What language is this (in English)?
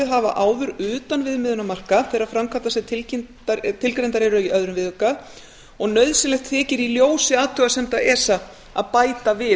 Icelandic